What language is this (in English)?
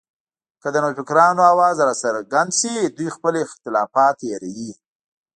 Pashto